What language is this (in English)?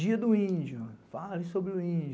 Portuguese